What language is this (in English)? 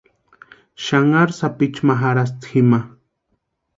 Western Highland Purepecha